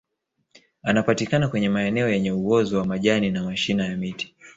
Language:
Swahili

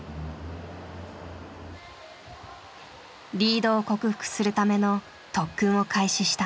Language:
Japanese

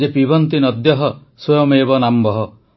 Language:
Odia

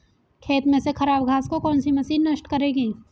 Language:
Hindi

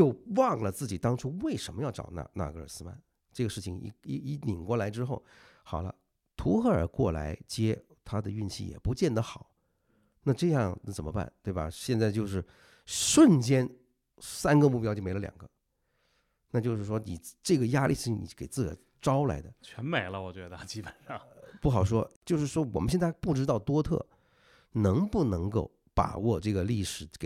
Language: Chinese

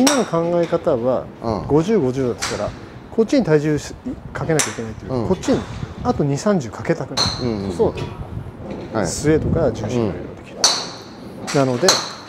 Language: Japanese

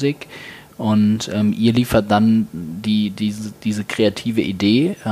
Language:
German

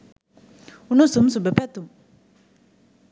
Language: Sinhala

